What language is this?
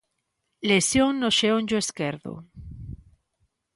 Galician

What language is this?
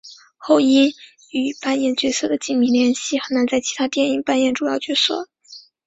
Chinese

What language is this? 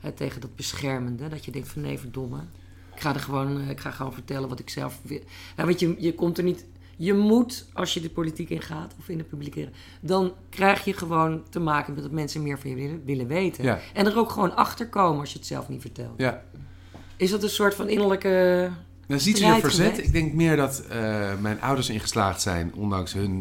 Dutch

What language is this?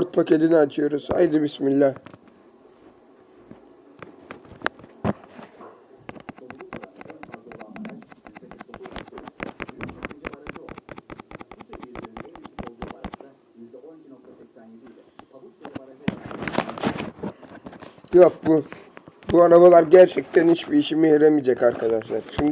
Turkish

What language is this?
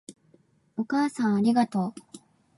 Japanese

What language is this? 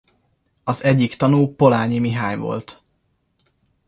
Hungarian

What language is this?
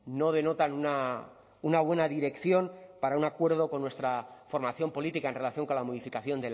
Spanish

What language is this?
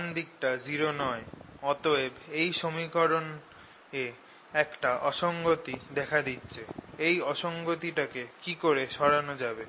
Bangla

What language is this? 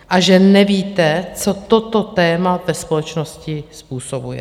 Czech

